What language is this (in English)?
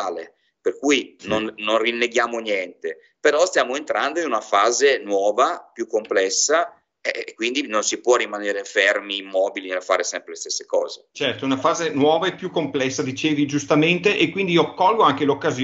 Italian